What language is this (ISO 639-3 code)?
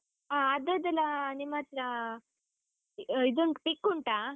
kan